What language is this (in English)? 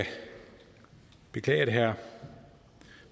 Danish